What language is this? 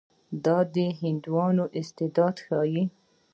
Pashto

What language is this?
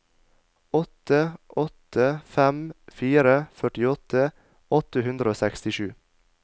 Norwegian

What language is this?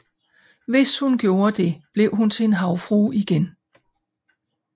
Danish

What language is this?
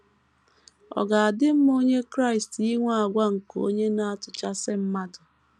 Igbo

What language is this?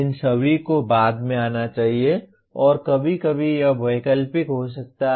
Hindi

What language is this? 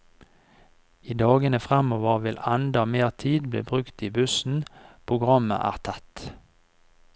Norwegian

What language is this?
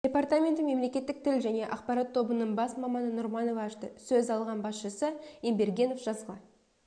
Kazakh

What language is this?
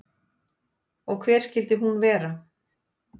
Icelandic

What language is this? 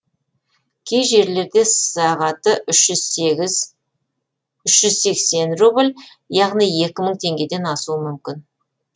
Kazakh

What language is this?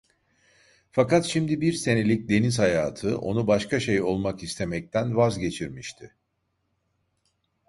Turkish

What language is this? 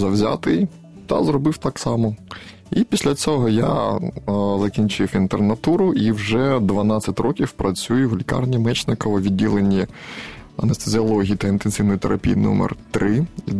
Ukrainian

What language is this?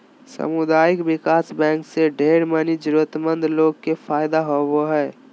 Magahi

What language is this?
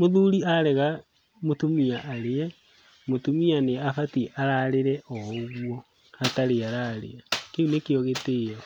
Kikuyu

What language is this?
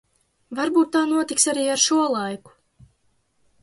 Latvian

